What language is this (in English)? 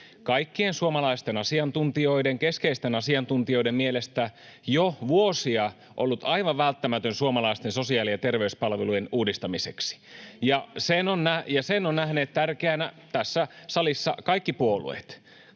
Finnish